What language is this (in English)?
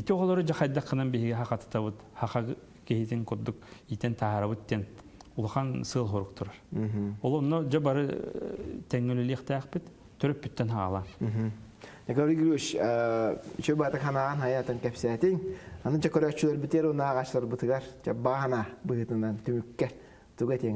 Turkish